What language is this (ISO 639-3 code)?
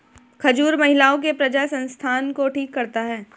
hin